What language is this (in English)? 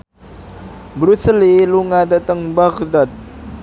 Javanese